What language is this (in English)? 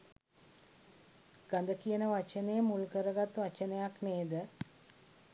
Sinhala